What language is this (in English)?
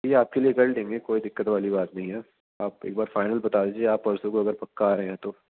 Urdu